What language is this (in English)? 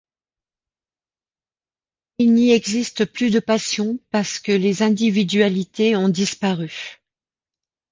French